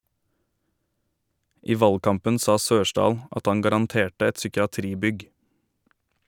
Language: Norwegian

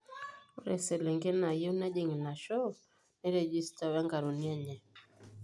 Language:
Masai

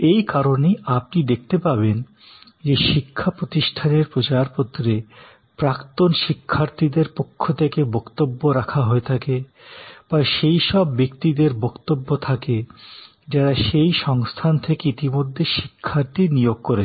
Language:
Bangla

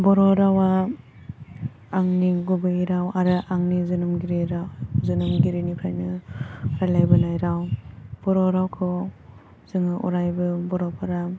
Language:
Bodo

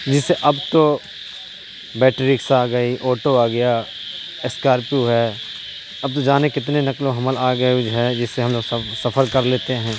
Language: Urdu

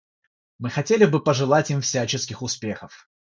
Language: Russian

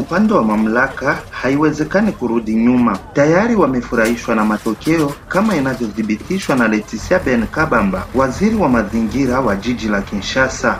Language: Swahili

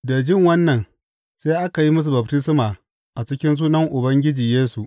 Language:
Hausa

